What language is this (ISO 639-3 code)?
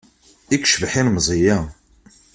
kab